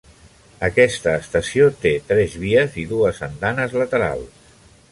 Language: Catalan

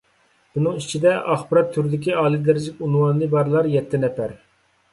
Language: Uyghur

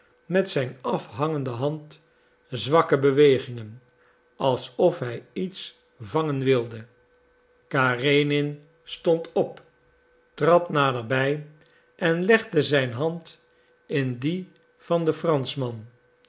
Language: Dutch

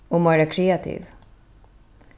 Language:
Faroese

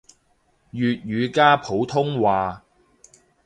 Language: Cantonese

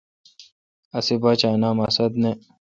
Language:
Kalkoti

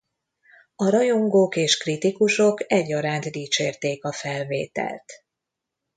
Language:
Hungarian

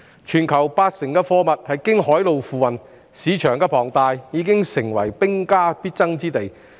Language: Cantonese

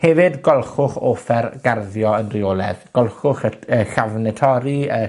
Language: Welsh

